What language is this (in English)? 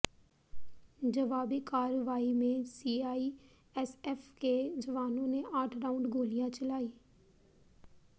Hindi